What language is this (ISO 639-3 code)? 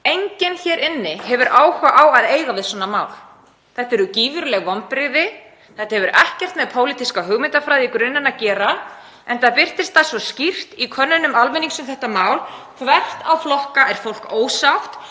isl